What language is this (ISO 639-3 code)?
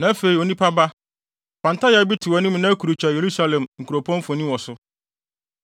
aka